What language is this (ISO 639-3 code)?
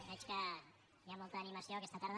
cat